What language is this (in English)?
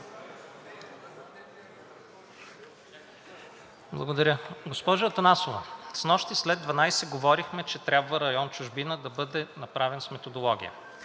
Bulgarian